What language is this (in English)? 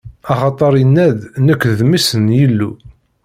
Kabyle